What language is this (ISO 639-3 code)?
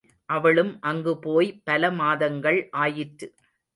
tam